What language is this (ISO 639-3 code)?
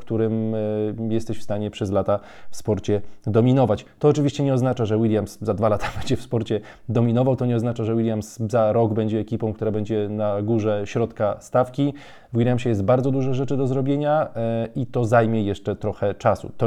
pol